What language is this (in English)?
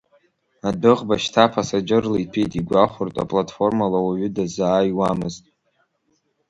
Abkhazian